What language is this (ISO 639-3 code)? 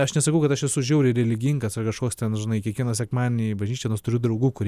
lit